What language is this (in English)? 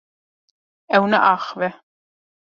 Kurdish